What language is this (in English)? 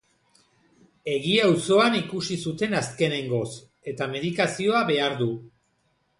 Basque